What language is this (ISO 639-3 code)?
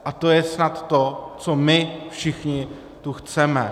ces